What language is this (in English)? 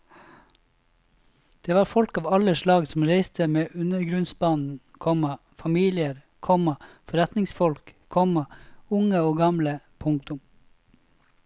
Norwegian